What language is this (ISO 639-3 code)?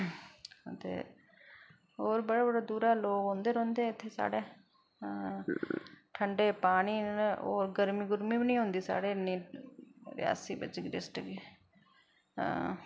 doi